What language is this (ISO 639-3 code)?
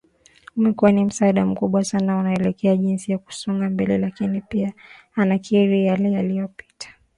swa